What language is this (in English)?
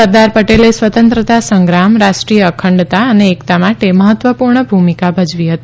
Gujarati